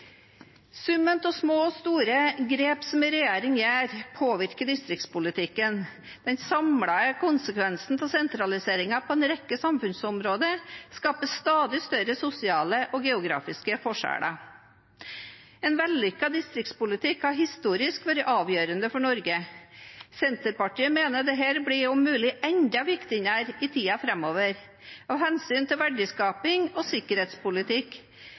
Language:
Norwegian Bokmål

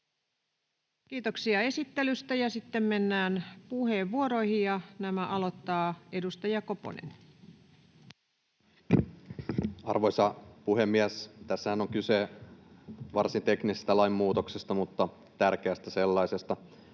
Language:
Finnish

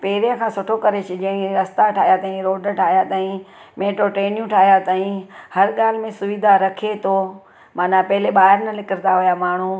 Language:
Sindhi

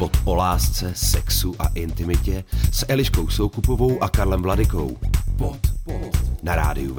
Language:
Czech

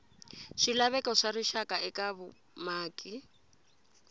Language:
Tsonga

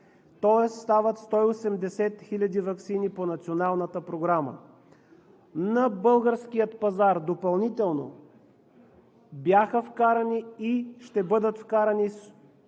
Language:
Bulgarian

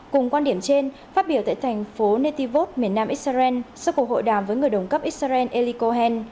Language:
Vietnamese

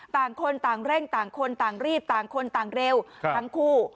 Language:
Thai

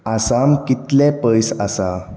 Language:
Konkani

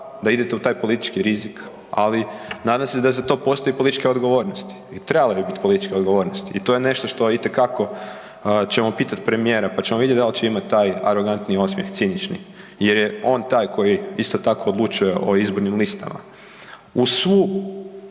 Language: Croatian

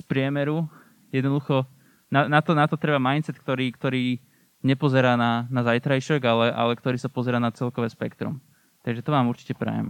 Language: Slovak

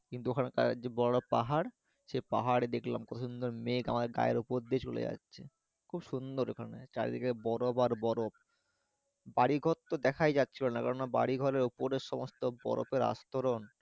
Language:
Bangla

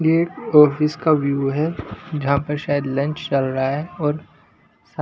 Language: Hindi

